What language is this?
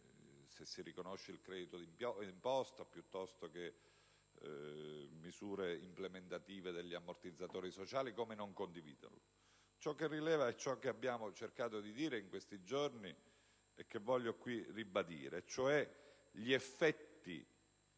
Italian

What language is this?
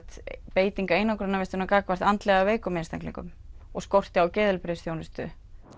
Icelandic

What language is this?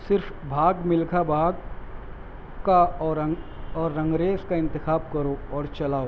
Urdu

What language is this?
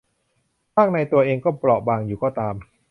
Thai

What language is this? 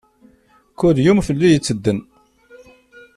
Kabyle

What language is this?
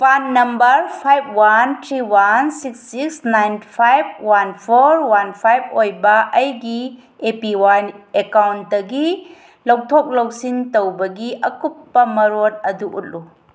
Manipuri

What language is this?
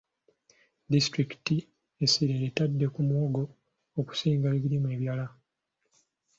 Ganda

